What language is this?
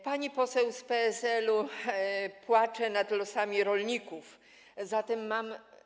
Polish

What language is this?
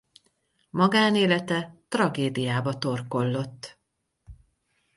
Hungarian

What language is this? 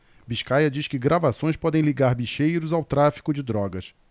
Portuguese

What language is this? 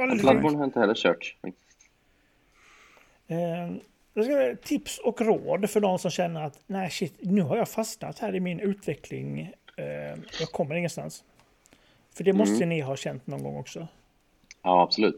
Swedish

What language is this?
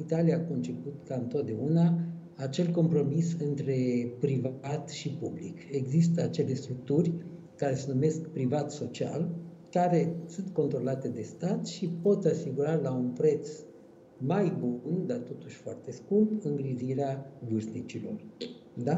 Romanian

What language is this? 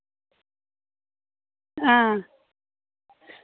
Dogri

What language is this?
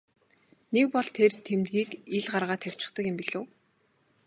Mongolian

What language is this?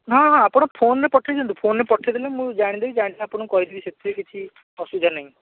Odia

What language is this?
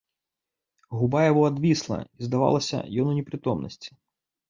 Belarusian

